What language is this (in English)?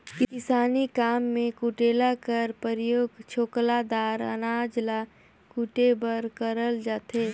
Chhattisgarhi